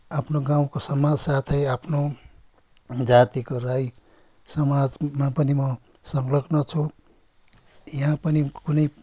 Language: Nepali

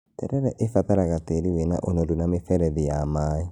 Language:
Kikuyu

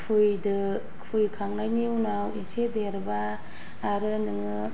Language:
Bodo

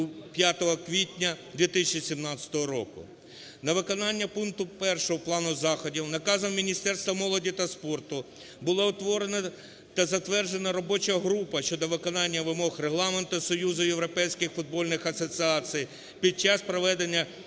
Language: Ukrainian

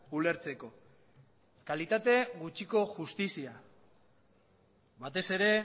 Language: Basque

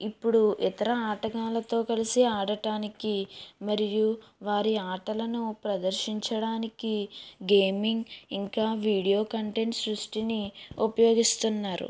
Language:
Telugu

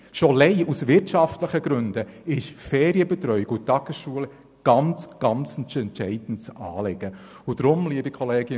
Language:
Swiss German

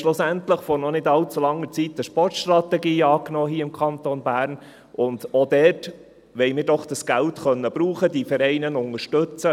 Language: Swiss German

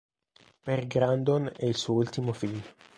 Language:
Italian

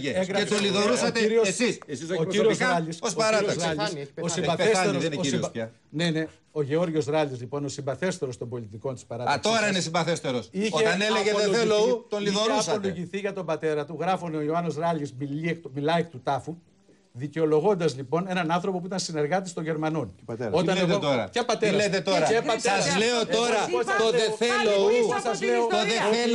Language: Greek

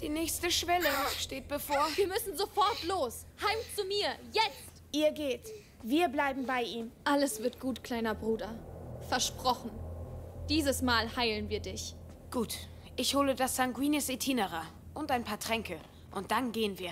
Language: German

